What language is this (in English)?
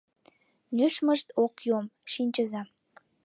Mari